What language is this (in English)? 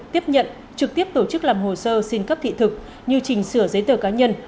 Vietnamese